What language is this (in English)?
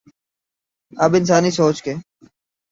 Urdu